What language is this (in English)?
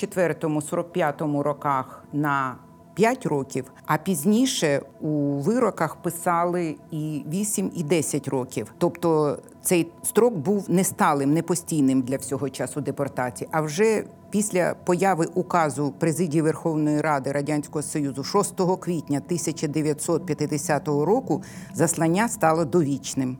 Ukrainian